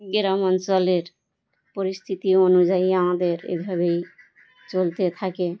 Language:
Bangla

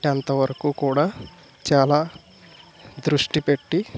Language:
Telugu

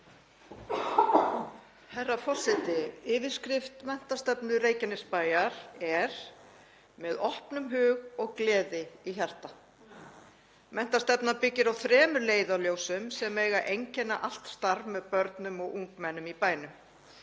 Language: Icelandic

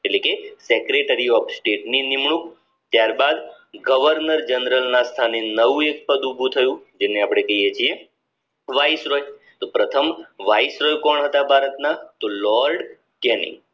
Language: Gujarati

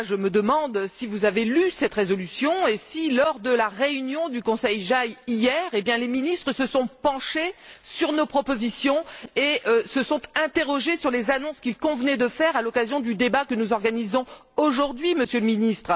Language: French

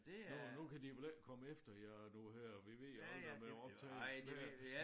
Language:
Danish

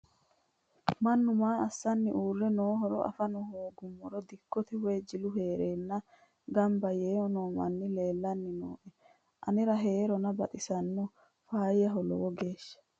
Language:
Sidamo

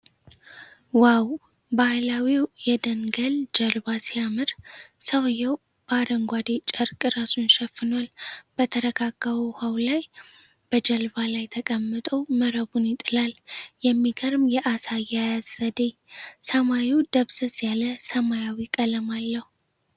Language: Amharic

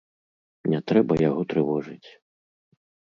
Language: Belarusian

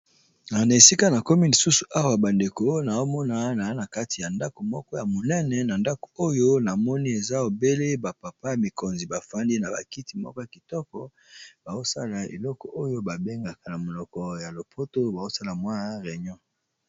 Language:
Lingala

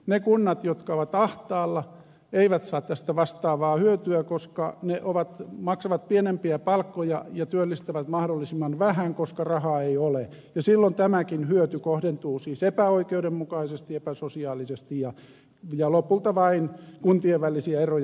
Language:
Finnish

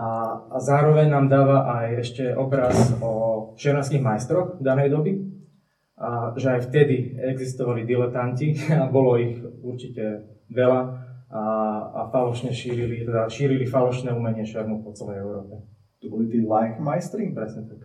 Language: Slovak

